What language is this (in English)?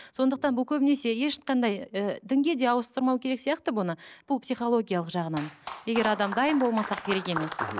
Kazakh